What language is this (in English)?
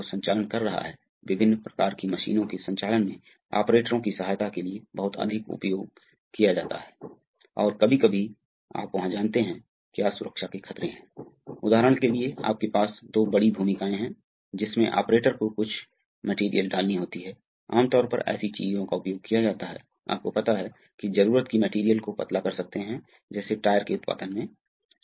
Hindi